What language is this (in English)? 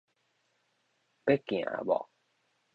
Min Nan Chinese